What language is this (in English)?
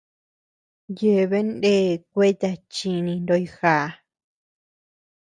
Tepeuxila Cuicatec